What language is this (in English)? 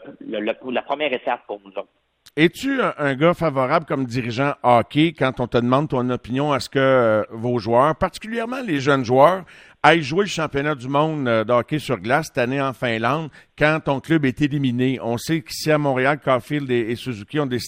French